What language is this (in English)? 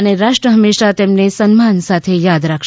Gujarati